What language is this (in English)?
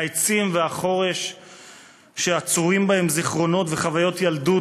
Hebrew